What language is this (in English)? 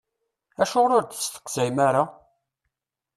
Kabyle